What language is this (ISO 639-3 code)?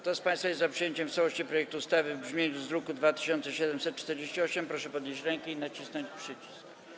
pol